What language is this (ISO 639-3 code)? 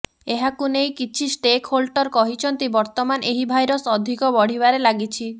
ori